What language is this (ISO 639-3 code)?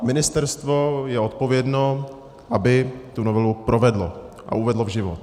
ces